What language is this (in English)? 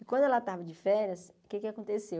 Portuguese